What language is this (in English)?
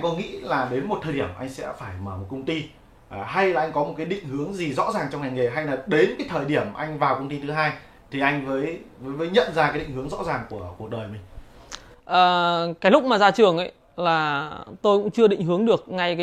Vietnamese